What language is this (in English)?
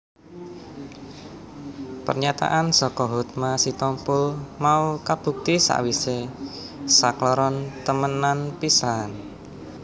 Javanese